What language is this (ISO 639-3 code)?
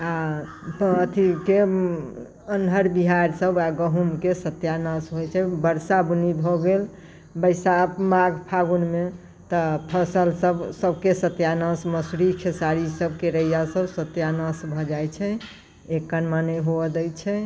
mai